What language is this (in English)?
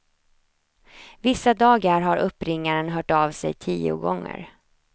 Swedish